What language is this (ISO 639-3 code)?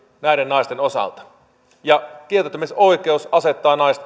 fin